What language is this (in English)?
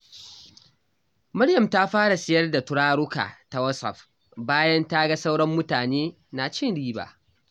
Hausa